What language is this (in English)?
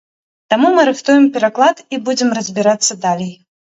Belarusian